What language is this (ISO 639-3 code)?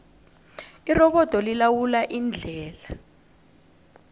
nbl